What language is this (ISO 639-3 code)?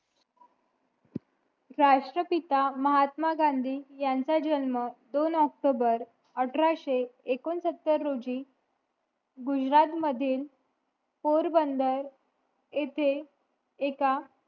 mar